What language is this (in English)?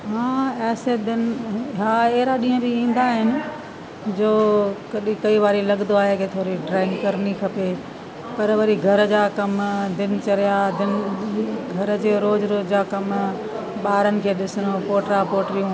Sindhi